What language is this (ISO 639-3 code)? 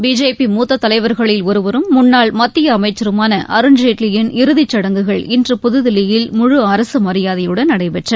tam